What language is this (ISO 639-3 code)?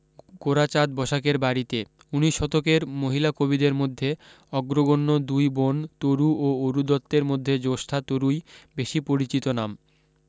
ben